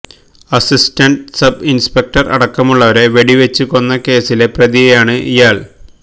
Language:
Malayalam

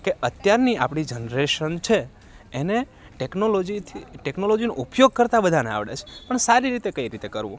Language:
Gujarati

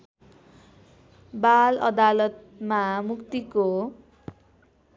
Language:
Nepali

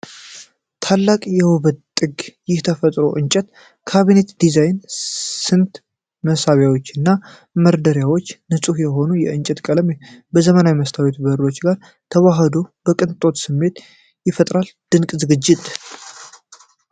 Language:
Amharic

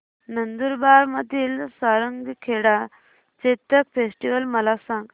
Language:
Marathi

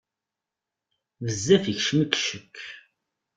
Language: Kabyle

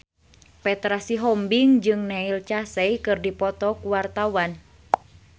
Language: Sundanese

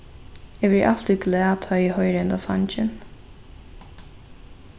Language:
Faroese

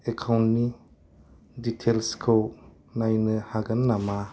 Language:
Bodo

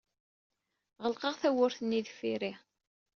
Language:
Kabyle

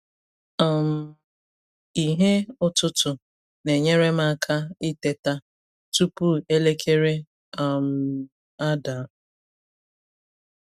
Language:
Igbo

